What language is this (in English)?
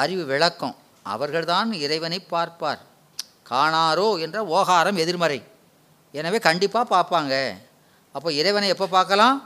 Tamil